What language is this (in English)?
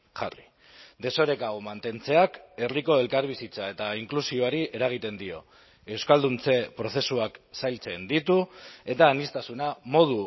Basque